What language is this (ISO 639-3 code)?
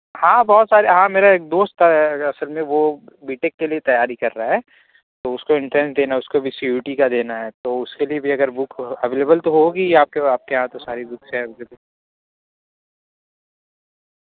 urd